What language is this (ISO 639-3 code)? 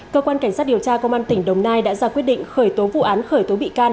vie